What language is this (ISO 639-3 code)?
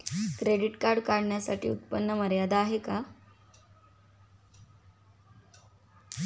mar